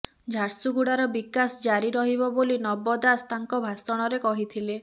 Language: Odia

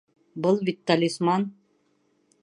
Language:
Bashkir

